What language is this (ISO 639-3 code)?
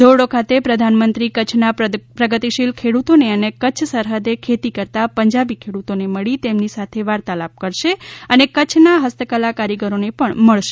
guj